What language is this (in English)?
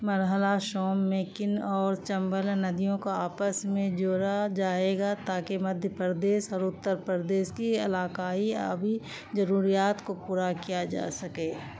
Urdu